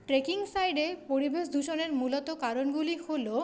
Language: Bangla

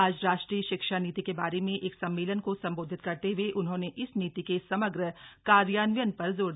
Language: Hindi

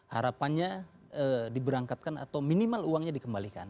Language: Indonesian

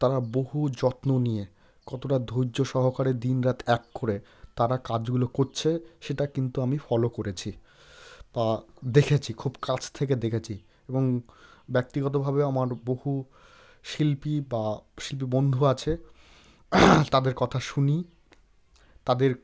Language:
Bangla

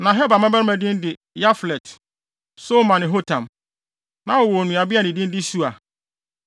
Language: Akan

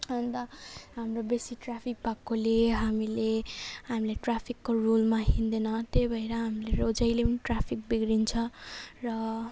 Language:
Nepali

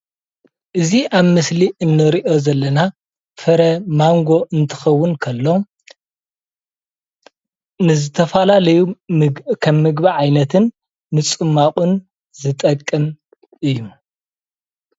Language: Tigrinya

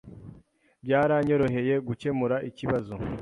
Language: Kinyarwanda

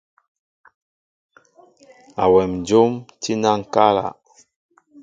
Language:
Mbo (Cameroon)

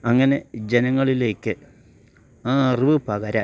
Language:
Malayalam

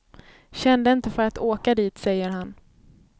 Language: Swedish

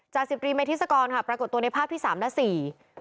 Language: Thai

